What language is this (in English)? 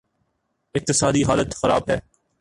Urdu